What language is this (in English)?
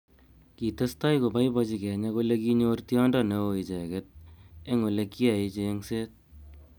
Kalenjin